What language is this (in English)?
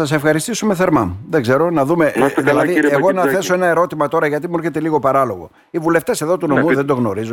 Greek